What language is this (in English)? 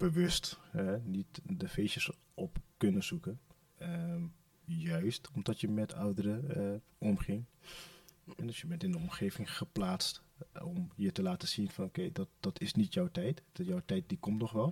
Dutch